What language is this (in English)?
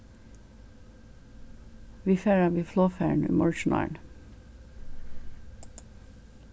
Faroese